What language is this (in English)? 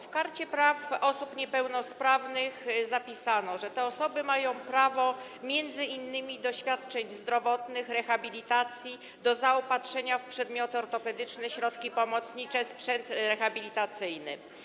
Polish